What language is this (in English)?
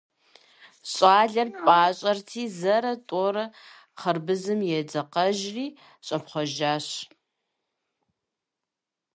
Kabardian